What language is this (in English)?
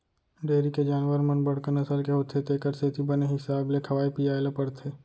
Chhattisgarhi